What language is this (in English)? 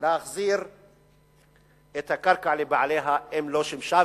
Hebrew